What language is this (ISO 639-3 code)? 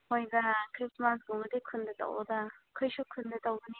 mni